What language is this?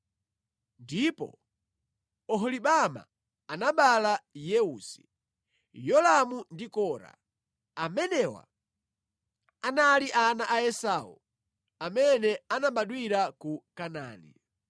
Nyanja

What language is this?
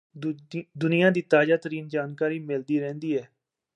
Punjabi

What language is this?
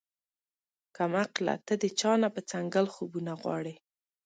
Pashto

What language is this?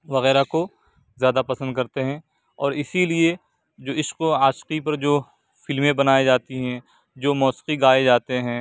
Urdu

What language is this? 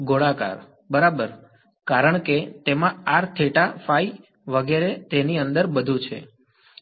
Gujarati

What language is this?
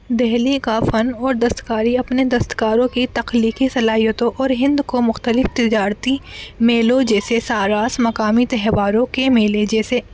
Urdu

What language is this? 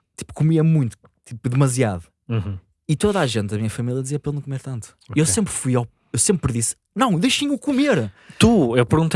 Portuguese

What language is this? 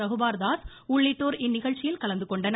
Tamil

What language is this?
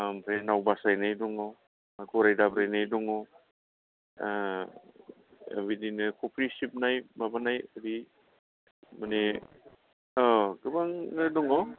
Bodo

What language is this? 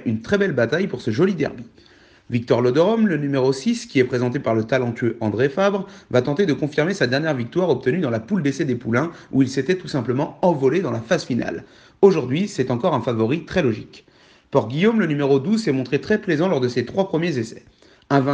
French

